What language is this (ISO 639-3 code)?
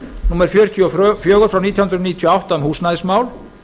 isl